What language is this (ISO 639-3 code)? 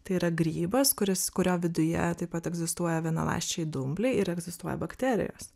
lit